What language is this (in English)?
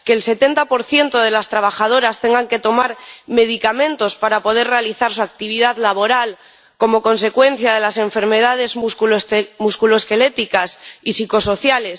Spanish